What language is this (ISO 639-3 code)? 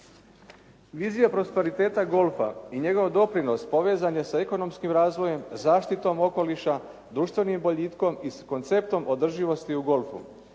hrv